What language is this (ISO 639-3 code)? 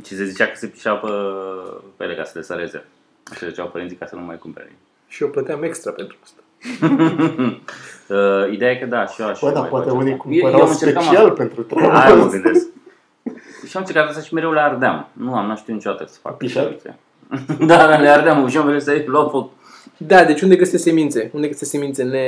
ron